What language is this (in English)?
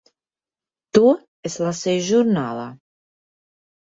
Latvian